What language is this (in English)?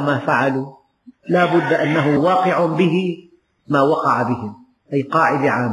Arabic